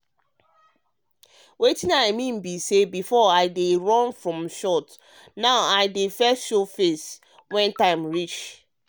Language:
Nigerian Pidgin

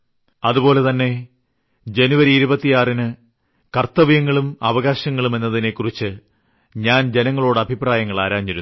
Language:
Malayalam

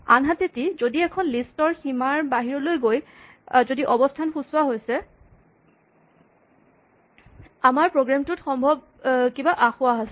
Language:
Assamese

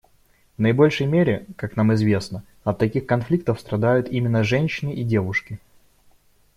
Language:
Russian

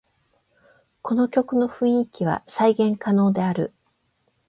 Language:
Japanese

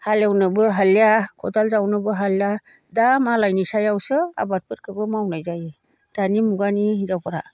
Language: Bodo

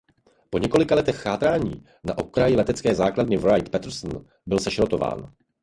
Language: Czech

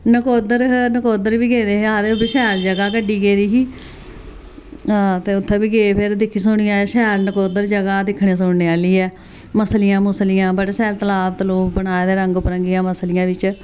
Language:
Dogri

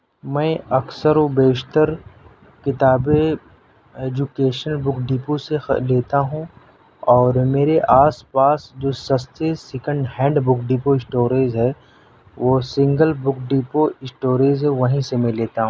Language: Urdu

